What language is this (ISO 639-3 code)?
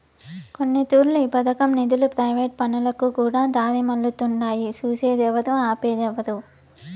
tel